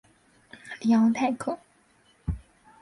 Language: Chinese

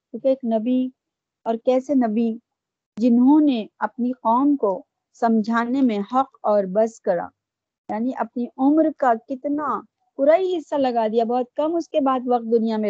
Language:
Urdu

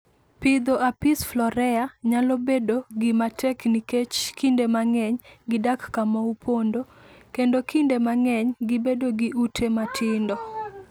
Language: Luo (Kenya and Tanzania)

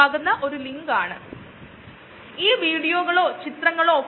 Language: Malayalam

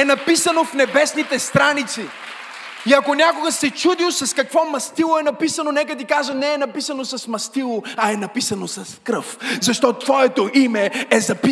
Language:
Bulgarian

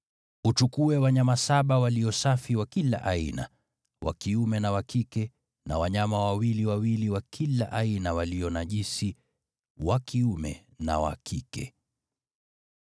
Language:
Swahili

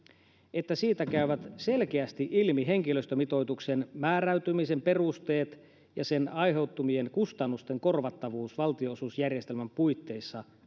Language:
Finnish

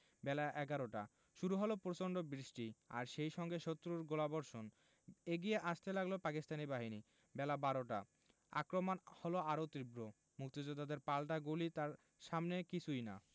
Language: Bangla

